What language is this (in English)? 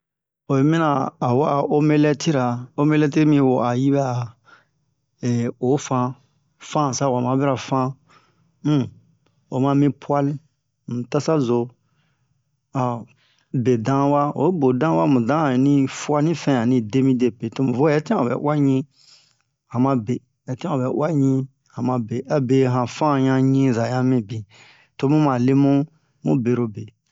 Bomu